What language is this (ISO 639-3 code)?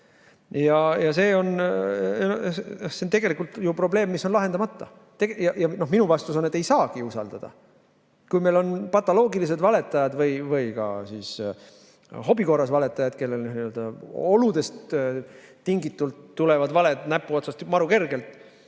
est